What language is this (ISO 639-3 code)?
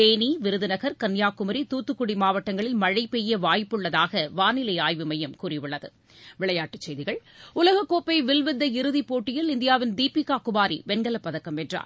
tam